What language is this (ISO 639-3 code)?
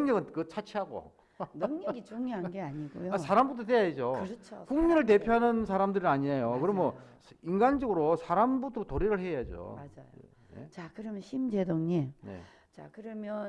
kor